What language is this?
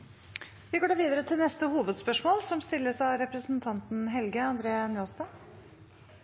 Norwegian Bokmål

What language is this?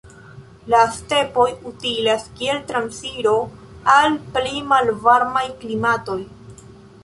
Esperanto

